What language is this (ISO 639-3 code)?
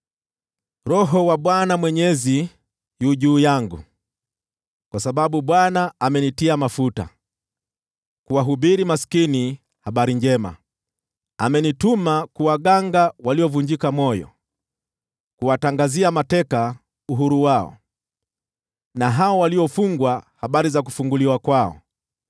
swa